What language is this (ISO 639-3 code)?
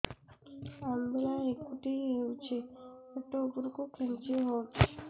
ori